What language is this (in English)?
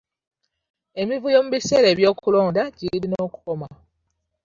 Ganda